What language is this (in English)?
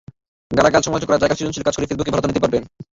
Bangla